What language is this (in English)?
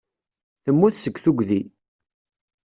Kabyle